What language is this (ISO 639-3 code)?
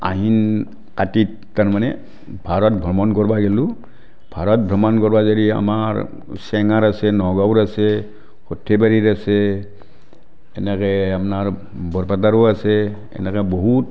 asm